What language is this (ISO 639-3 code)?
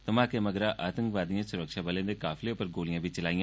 doi